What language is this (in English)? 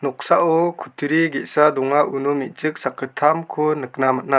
Garo